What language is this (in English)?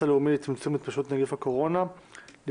Hebrew